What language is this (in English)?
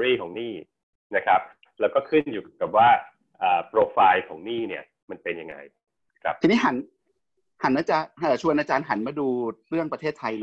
Thai